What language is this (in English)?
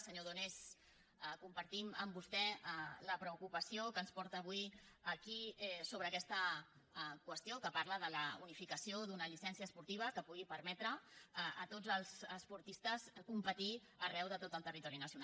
Catalan